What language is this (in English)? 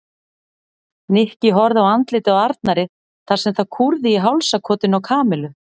Icelandic